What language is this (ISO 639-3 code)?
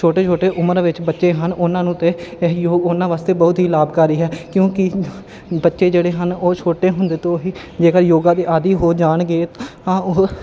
pan